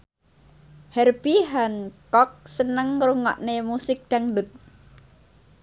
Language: Javanese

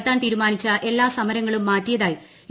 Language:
Malayalam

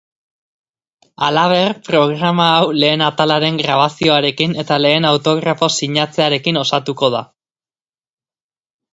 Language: Basque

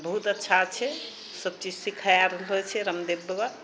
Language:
Maithili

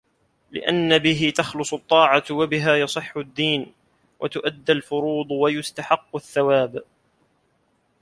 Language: Arabic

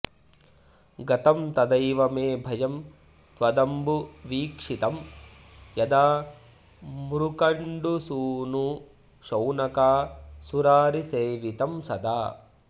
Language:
Sanskrit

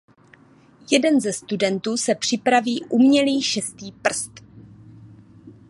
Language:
Czech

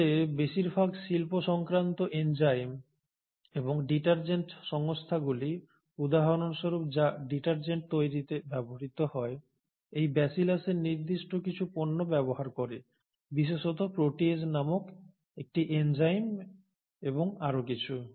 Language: Bangla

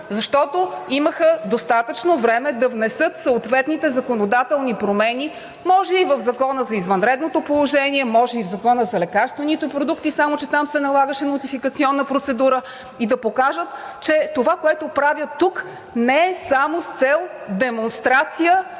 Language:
Bulgarian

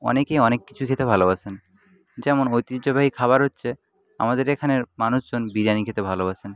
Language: Bangla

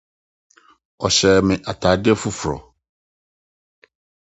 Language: Akan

